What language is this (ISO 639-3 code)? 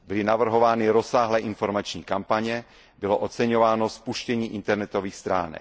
ces